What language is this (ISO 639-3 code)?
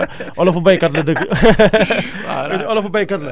wol